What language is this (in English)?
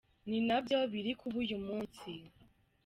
Kinyarwanda